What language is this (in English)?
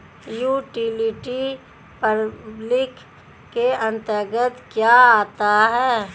Hindi